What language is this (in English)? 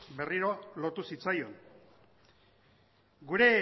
Basque